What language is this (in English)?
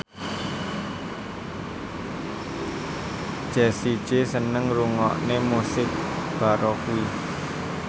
Javanese